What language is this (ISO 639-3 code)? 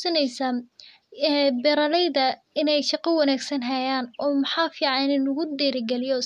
som